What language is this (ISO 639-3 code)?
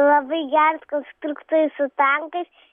lit